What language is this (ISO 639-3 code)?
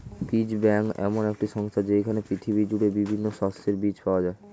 ben